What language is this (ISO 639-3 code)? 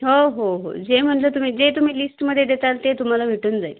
mar